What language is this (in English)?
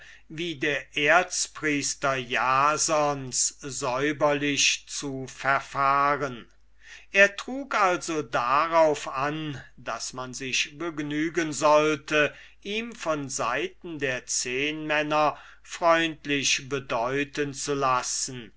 German